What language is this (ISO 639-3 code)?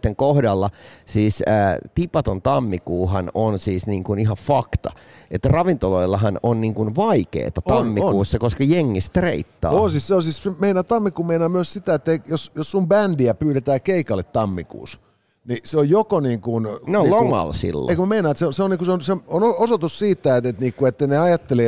fin